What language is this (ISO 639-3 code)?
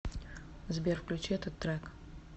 rus